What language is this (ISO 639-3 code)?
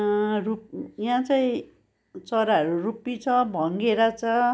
nep